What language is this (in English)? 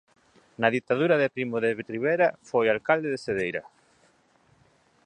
Galician